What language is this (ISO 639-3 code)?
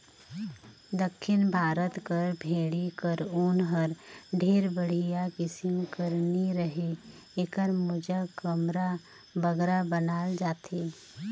hne